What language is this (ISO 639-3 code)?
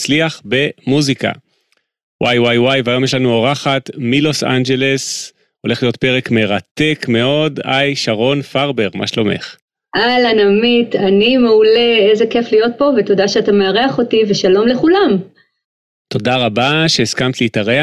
heb